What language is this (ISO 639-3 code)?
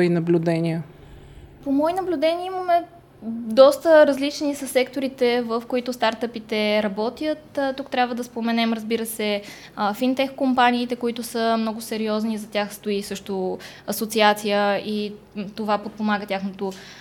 bul